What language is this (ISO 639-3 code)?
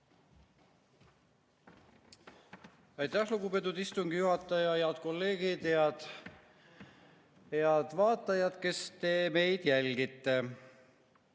est